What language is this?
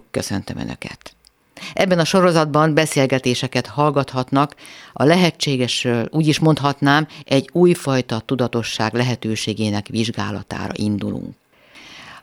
Hungarian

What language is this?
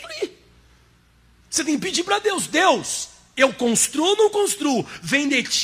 Portuguese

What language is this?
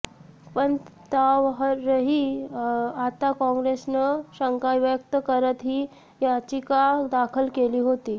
Marathi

